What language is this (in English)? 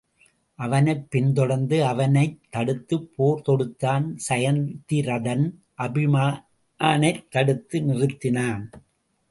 Tamil